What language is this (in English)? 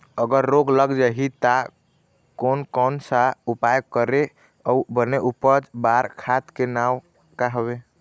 Chhattisgarhi